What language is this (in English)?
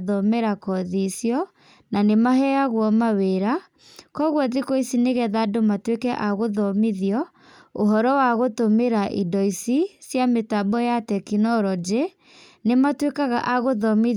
Kikuyu